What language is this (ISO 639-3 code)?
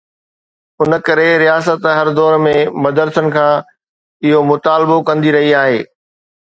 snd